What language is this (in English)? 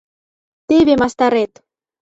Mari